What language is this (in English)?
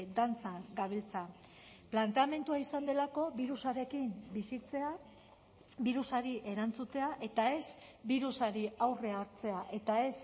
Basque